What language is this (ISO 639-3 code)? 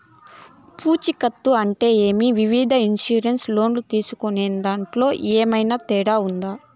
tel